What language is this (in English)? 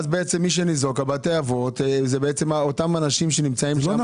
Hebrew